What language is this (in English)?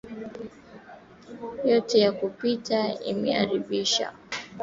Swahili